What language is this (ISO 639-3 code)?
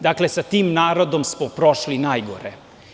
srp